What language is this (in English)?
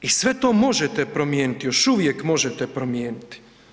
Croatian